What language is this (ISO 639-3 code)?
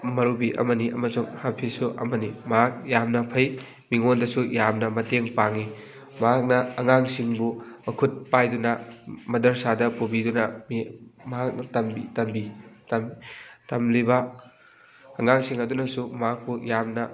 mni